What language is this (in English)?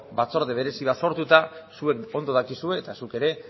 Basque